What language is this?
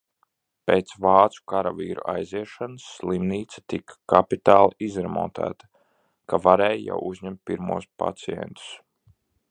Latvian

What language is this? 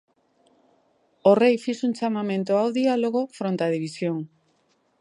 Galician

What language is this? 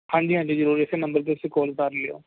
Punjabi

